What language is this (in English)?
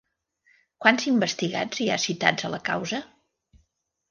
Catalan